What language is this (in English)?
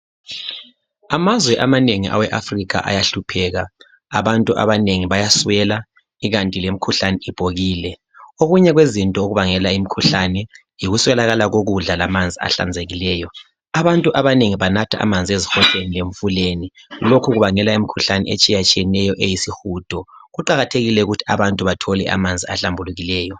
North Ndebele